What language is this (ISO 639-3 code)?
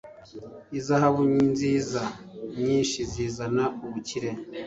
kin